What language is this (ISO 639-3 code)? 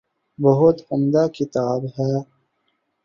urd